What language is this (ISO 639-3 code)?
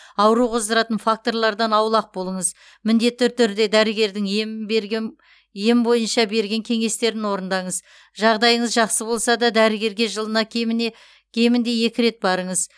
kaz